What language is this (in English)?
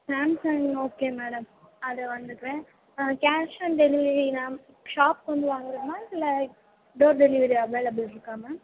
Tamil